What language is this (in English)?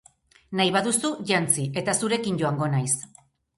Basque